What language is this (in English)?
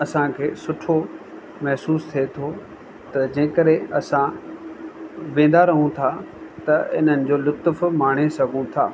Sindhi